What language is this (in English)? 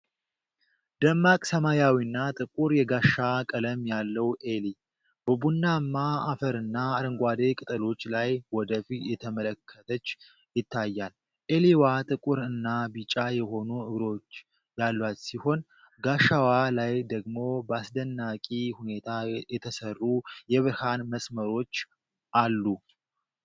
Amharic